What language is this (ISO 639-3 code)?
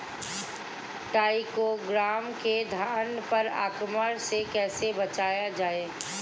bho